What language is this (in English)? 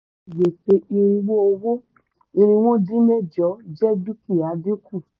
Yoruba